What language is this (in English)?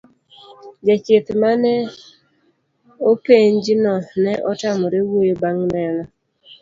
Luo (Kenya and Tanzania)